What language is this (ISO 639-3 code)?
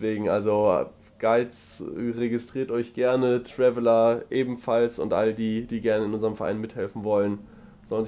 deu